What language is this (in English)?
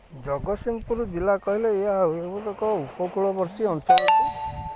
Odia